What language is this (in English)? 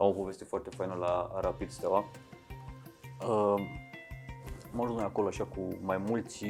Romanian